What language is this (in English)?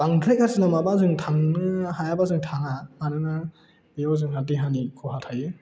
Bodo